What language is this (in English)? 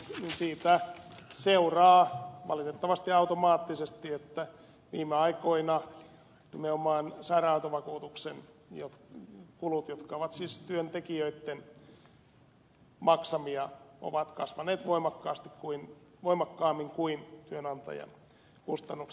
Finnish